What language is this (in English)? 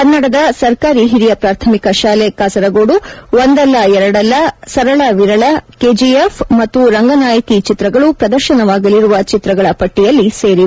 Kannada